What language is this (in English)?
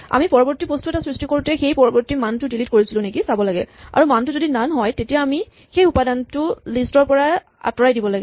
Assamese